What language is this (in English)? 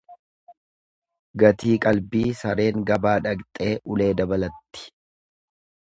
Oromo